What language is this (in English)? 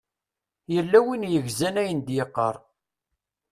Kabyle